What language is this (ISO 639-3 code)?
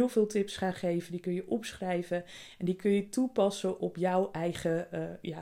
nld